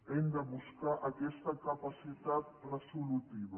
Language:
Catalan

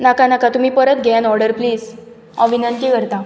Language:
Konkani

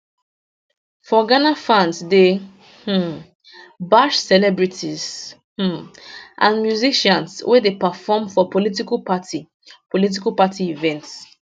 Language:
Nigerian Pidgin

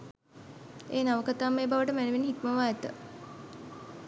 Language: Sinhala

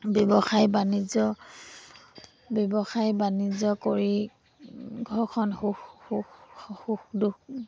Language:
Assamese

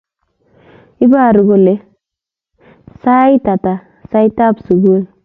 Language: Kalenjin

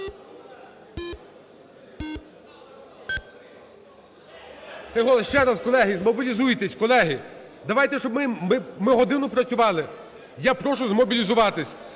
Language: Ukrainian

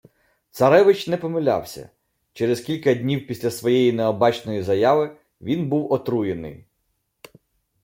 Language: Ukrainian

